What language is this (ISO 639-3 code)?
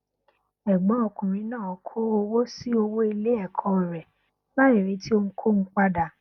yor